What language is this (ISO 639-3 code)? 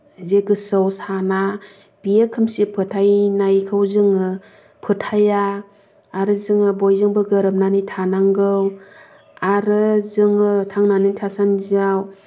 brx